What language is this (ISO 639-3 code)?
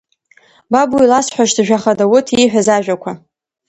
abk